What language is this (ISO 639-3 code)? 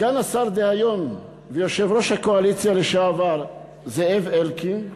heb